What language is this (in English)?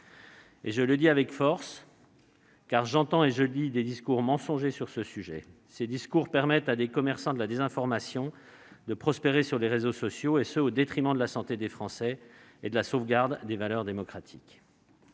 French